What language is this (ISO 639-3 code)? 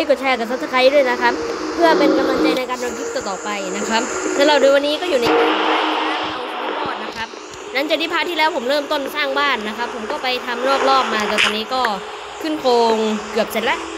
tha